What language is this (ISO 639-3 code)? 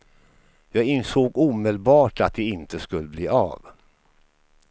swe